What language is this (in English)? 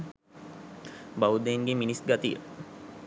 Sinhala